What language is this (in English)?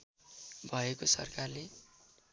Nepali